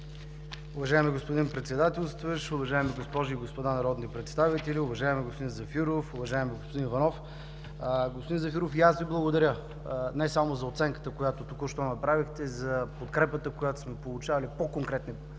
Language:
Bulgarian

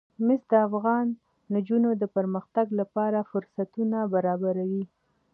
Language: Pashto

